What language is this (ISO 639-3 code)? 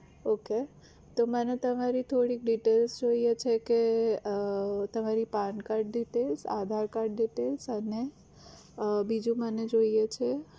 guj